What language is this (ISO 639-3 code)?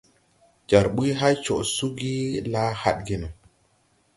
tui